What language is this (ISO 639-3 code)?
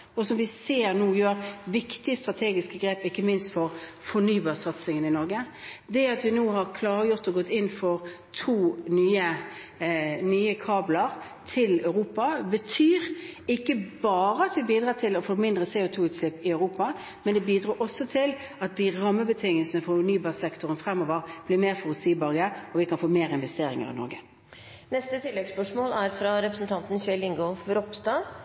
nor